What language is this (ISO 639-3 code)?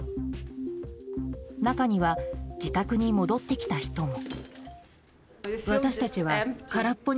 jpn